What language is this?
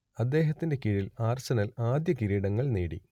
Malayalam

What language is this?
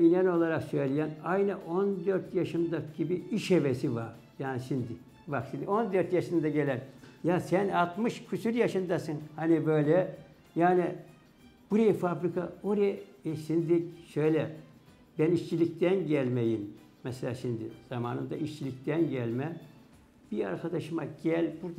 Turkish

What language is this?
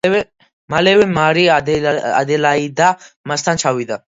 Georgian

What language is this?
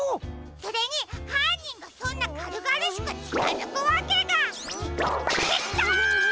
Japanese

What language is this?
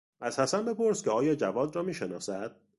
Persian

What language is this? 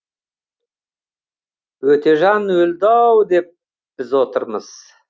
Kazakh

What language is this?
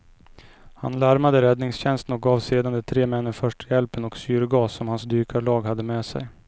Swedish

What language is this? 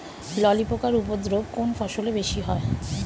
Bangla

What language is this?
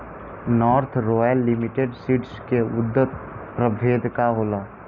Bhojpuri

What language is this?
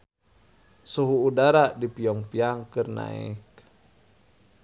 Sundanese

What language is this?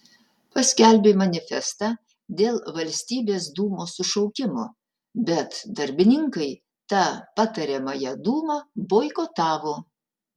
Lithuanian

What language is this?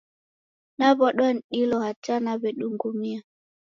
Taita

